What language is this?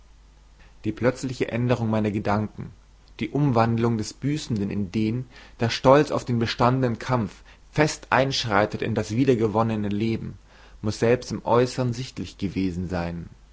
German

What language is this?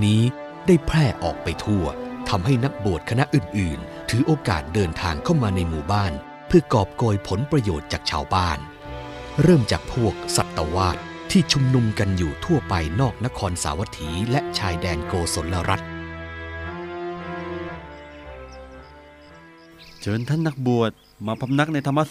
Thai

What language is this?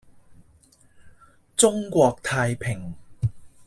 Cantonese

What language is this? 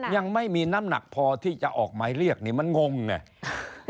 Thai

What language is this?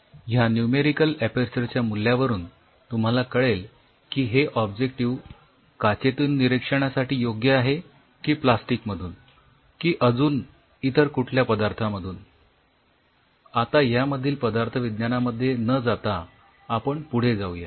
Marathi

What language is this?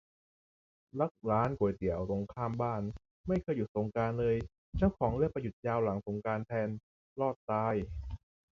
Thai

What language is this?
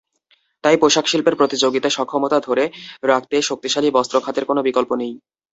Bangla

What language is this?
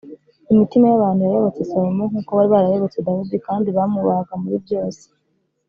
Kinyarwanda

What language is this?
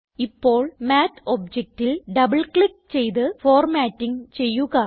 Malayalam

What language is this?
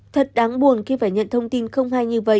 Vietnamese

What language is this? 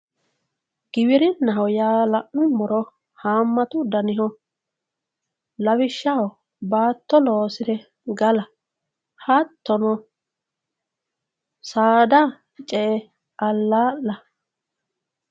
Sidamo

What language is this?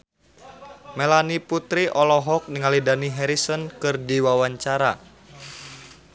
Sundanese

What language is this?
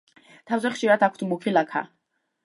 Georgian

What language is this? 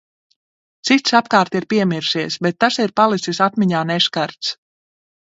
Latvian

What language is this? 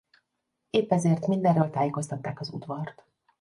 Hungarian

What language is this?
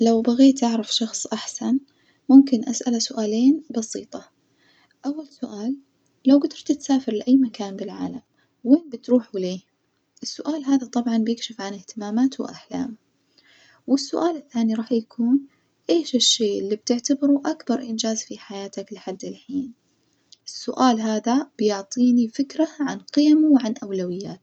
Najdi Arabic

